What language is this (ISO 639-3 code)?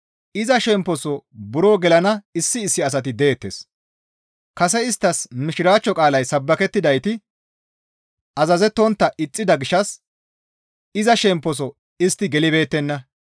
gmv